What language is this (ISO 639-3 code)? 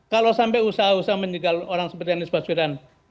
ind